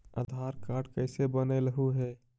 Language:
Magahi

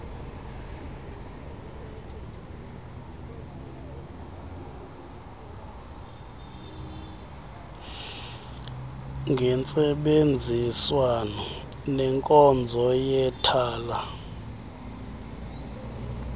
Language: Xhosa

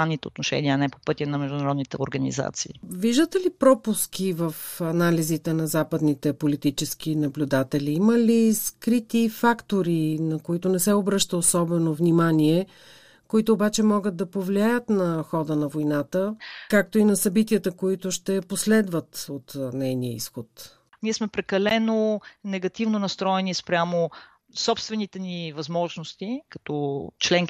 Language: Bulgarian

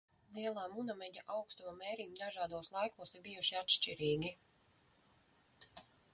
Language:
Latvian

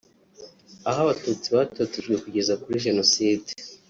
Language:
Kinyarwanda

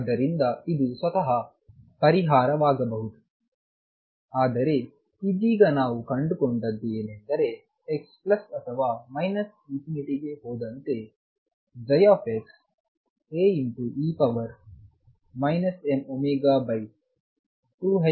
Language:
Kannada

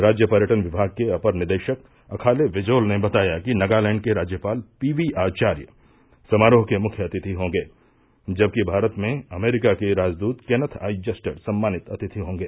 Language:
Hindi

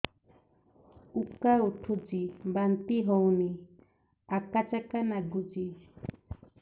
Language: Odia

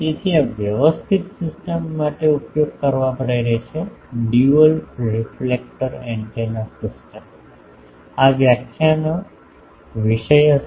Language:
Gujarati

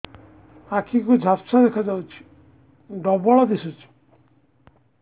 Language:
Odia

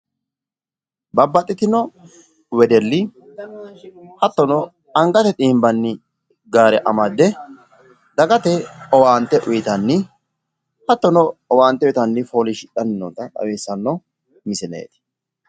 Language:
Sidamo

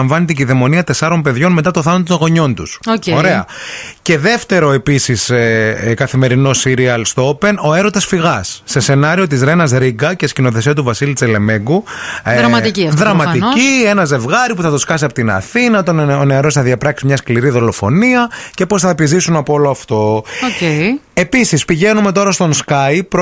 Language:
Greek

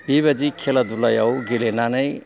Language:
Bodo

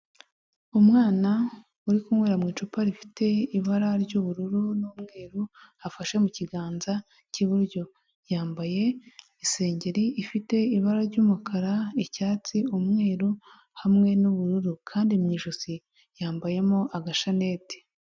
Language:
Kinyarwanda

